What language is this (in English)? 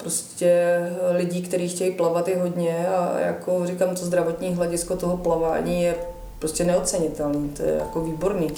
Czech